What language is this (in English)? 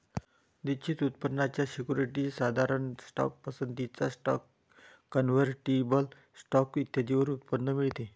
Marathi